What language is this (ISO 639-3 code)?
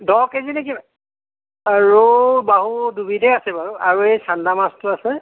asm